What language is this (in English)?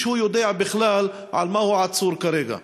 Hebrew